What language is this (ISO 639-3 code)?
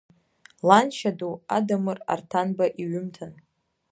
abk